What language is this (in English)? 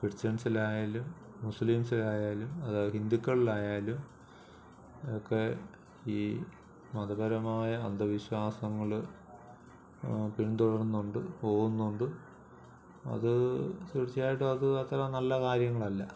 Malayalam